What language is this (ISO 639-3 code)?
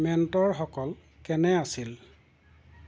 asm